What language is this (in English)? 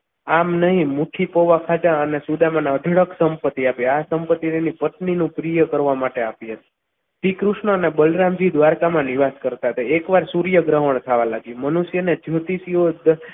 Gujarati